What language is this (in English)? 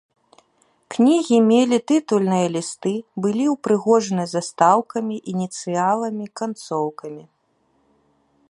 Belarusian